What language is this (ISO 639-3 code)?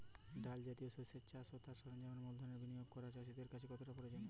ben